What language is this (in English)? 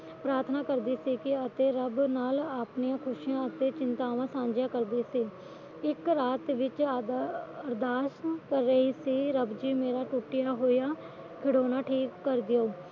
Punjabi